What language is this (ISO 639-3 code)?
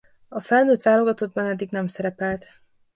hun